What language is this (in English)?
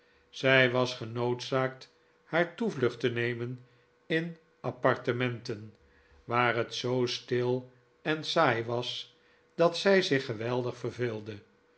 Dutch